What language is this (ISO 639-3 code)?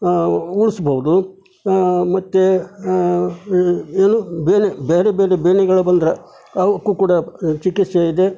kan